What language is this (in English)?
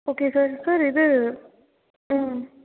Tamil